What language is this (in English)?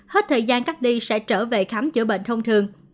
Vietnamese